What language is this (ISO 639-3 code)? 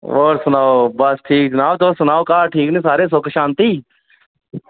doi